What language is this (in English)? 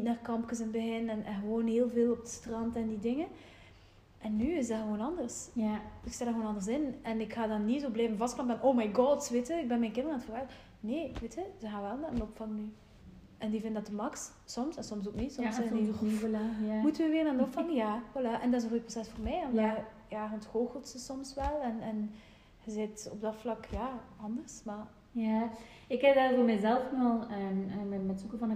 Dutch